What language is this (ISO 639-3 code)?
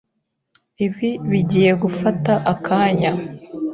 kin